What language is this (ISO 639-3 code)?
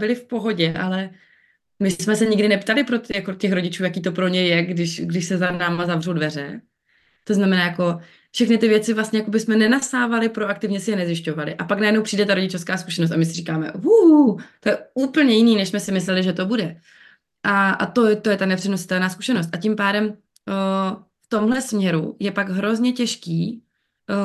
ces